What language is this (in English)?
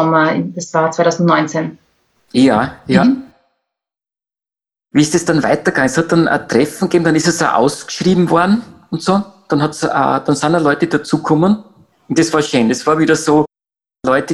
German